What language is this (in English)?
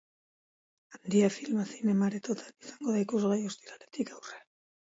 Basque